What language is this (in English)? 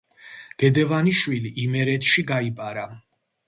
Georgian